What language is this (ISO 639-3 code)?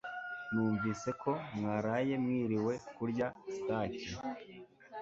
kin